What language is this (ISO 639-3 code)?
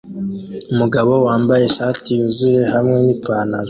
kin